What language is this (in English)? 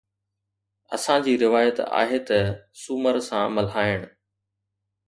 Sindhi